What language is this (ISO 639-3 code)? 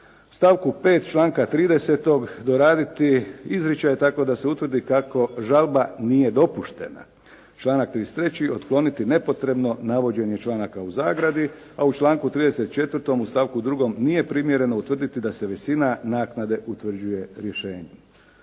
hrv